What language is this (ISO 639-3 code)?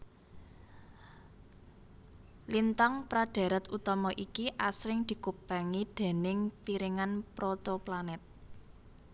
jav